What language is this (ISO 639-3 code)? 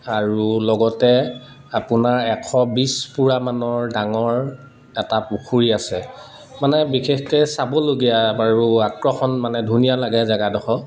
asm